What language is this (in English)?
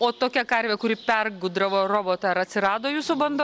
Lithuanian